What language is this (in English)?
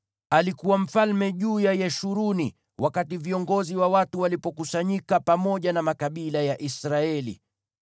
Swahili